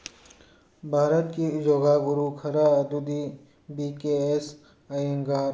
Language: Manipuri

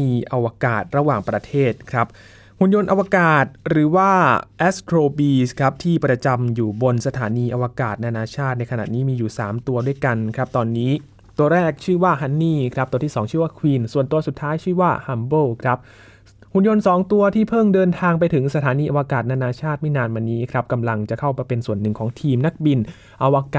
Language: Thai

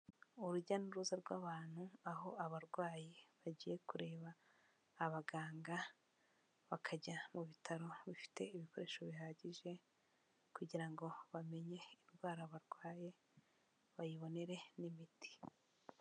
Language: Kinyarwanda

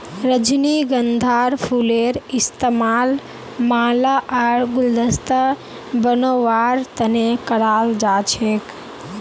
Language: Magahi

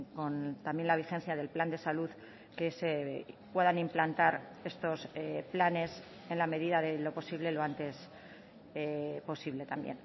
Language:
Spanish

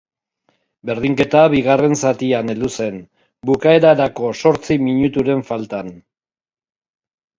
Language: Basque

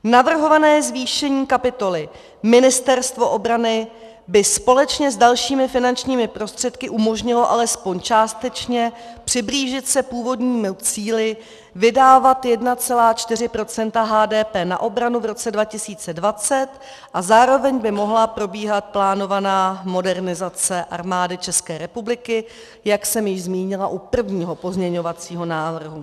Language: Czech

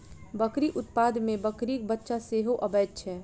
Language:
Maithili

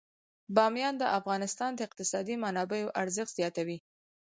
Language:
Pashto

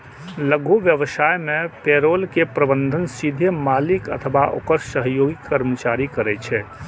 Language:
Maithili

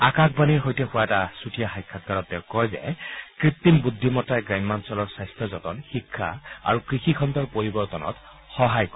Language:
Assamese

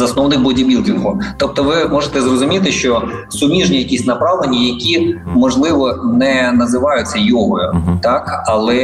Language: Ukrainian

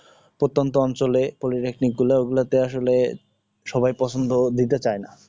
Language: Bangla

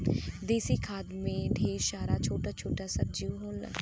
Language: Bhojpuri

